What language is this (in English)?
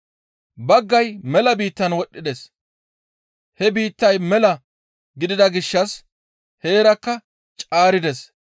Gamo